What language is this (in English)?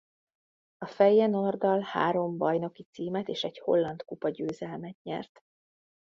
Hungarian